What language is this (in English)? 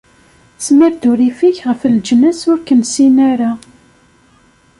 Kabyle